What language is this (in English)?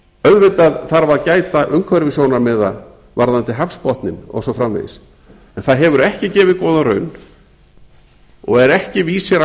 Icelandic